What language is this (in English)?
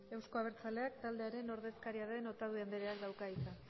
Basque